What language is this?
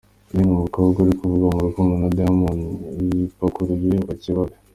Kinyarwanda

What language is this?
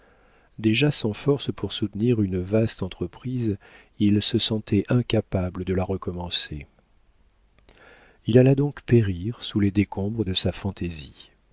French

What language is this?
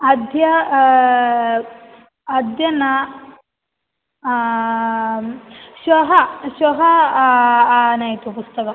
Sanskrit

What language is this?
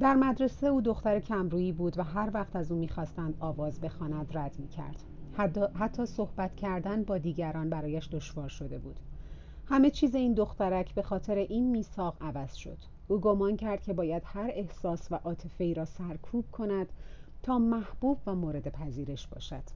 Persian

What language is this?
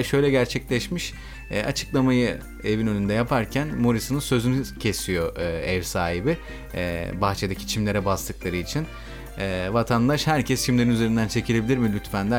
Turkish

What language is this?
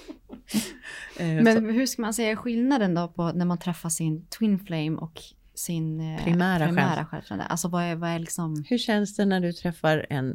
Swedish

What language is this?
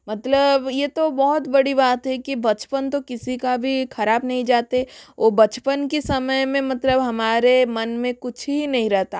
Hindi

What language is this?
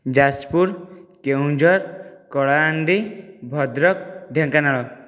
Odia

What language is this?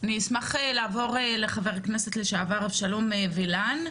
Hebrew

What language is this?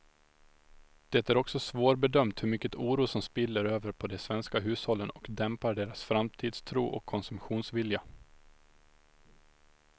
Swedish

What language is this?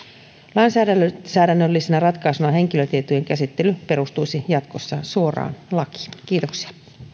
Finnish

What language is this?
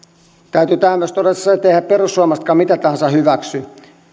Finnish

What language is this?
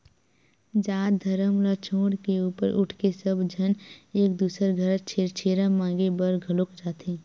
Chhattisgarhi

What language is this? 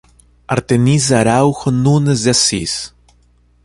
Portuguese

